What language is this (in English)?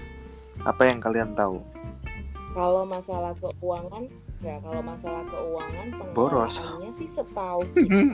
Indonesian